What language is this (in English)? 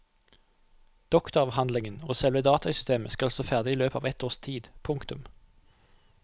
Norwegian